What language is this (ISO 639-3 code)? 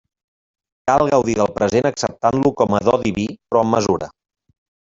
cat